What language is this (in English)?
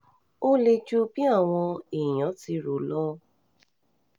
Yoruba